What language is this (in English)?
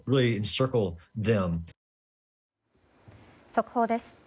Japanese